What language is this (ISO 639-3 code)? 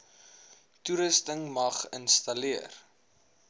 afr